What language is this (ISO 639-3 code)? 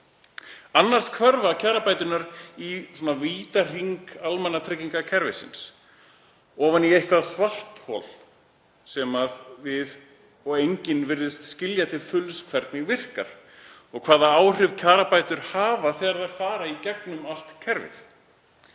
isl